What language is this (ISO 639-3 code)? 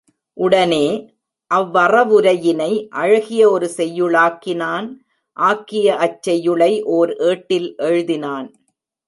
tam